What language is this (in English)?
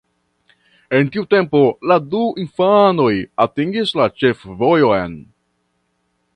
Esperanto